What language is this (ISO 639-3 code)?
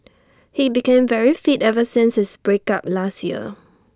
eng